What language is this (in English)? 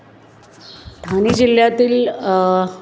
Marathi